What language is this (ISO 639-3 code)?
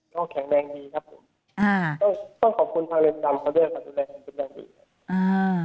tha